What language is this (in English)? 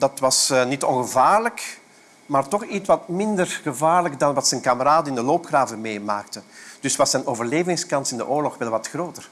Dutch